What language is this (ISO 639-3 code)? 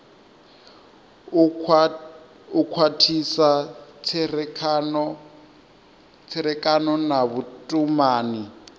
ven